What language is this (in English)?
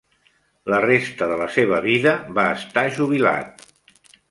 Catalan